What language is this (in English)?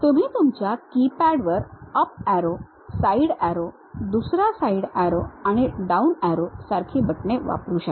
Marathi